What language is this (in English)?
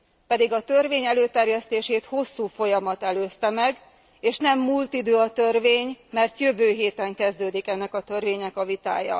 Hungarian